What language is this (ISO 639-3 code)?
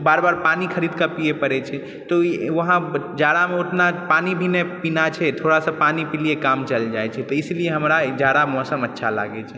mai